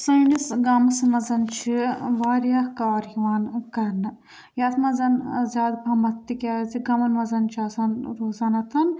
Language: Kashmiri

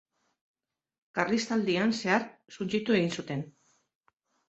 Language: Basque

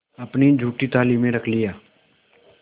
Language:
Hindi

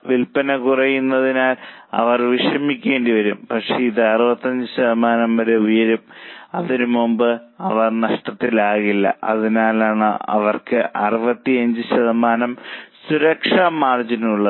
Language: Malayalam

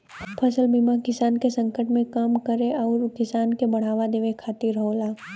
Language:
Bhojpuri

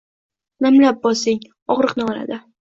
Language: Uzbek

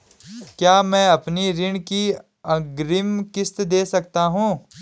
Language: Hindi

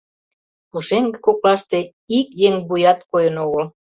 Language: Mari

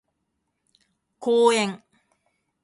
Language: Japanese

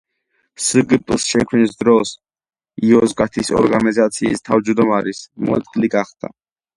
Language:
Georgian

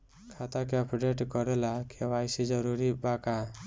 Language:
Bhojpuri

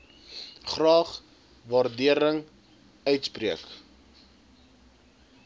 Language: Afrikaans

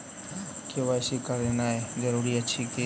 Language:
Maithili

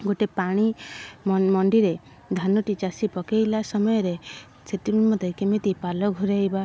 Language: Odia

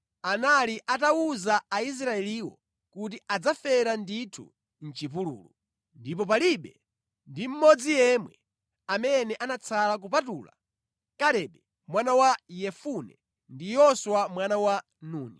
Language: Nyanja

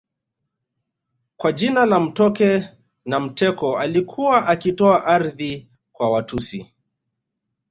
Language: Swahili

